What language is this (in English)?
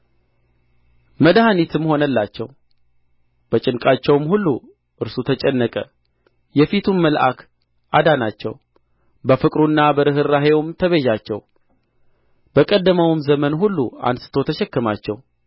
Amharic